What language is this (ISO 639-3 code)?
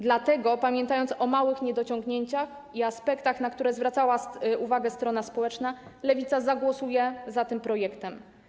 pol